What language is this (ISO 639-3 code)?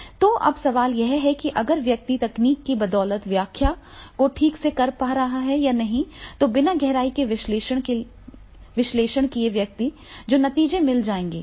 hin